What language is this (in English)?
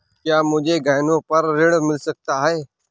Hindi